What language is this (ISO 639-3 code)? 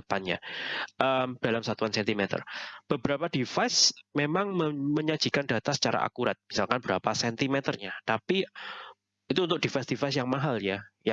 ind